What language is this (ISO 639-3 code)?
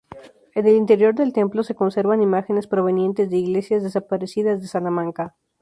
spa